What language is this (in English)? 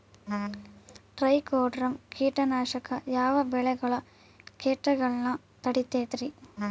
Kannada